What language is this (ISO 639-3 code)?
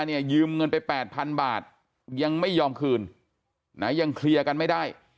tha